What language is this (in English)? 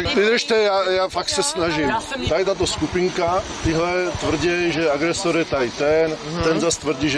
Czech